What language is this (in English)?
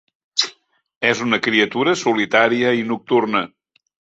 Catalan